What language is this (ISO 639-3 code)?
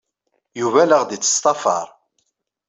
kab